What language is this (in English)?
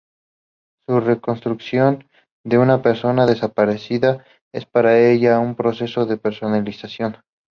Spanish